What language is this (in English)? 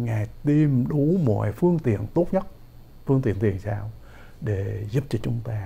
Vietnamese